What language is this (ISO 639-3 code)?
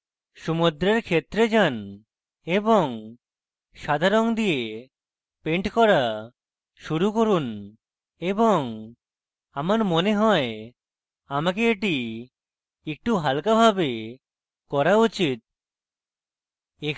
ben